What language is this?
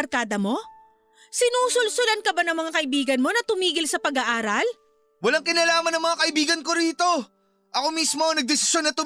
Filipino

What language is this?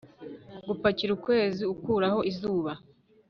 Kinyarwanda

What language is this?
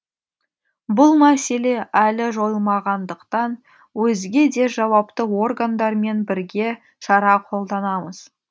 Kazakh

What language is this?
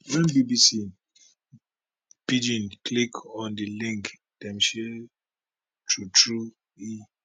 Nigerian Pidgin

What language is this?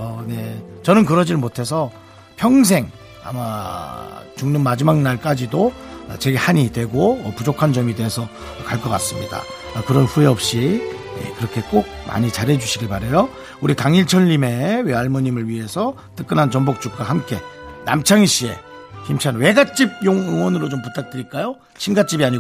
Korean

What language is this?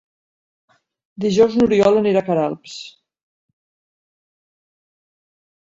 Catalan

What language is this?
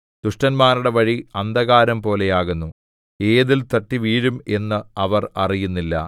Malayalam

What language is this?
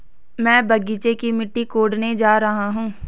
Hindi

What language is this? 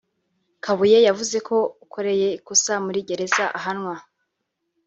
Kinyarwanda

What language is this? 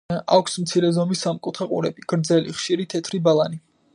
Georgian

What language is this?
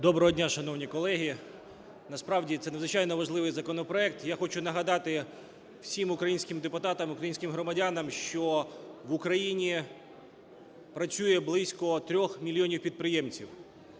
Ukrainian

